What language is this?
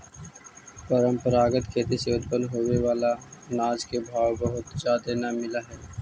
Magahi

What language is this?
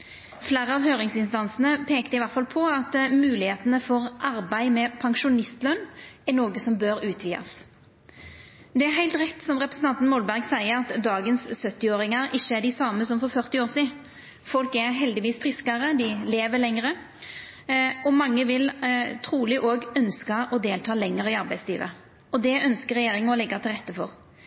Norwegian Nynorsk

